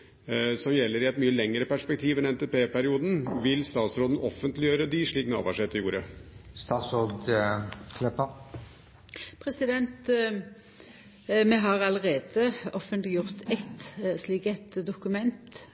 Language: Norwegian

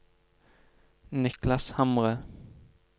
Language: Norwegian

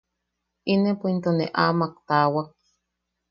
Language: Yaqui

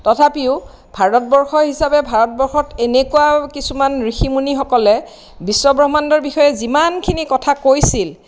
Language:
Assamese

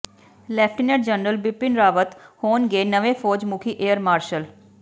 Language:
Punjabi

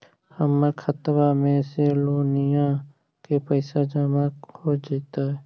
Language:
Magahi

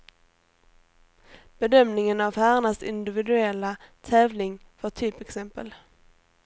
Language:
Swedish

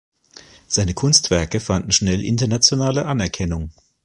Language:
German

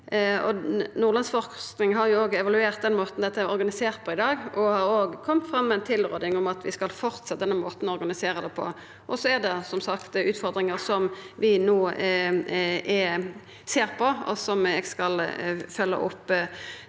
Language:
Norwegian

